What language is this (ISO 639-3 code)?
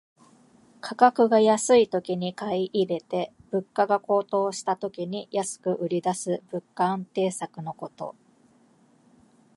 jpn